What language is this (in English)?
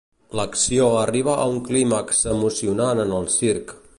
Catalan